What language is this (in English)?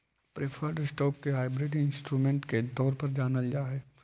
Magahi